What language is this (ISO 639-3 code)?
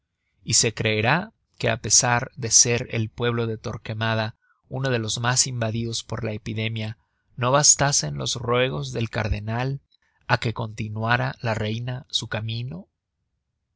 spa